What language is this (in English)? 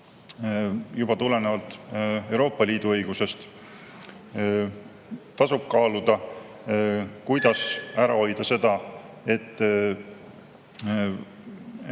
Estonian